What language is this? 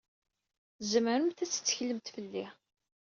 Kabyle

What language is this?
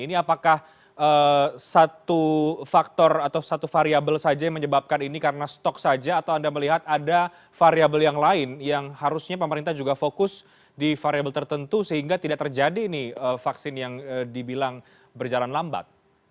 Indonesian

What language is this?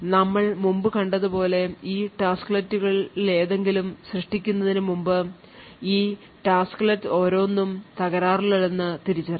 Malayalam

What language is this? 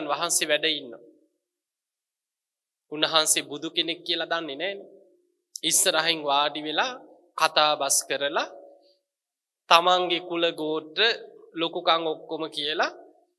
Arabic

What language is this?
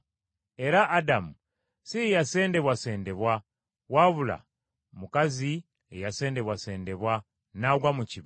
Ganda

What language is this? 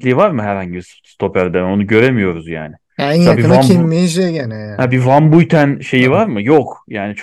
Turkish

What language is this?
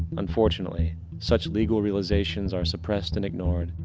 English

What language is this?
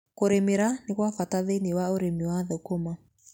Kikuyu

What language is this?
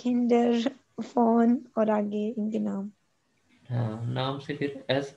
Hindi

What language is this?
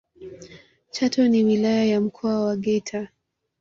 Swahili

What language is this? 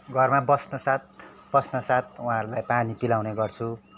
Nepali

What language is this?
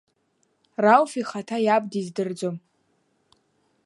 Abkhazian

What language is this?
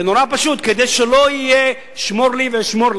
Hebrew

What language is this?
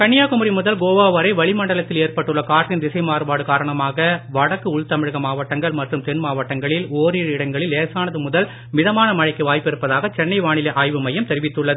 Tamil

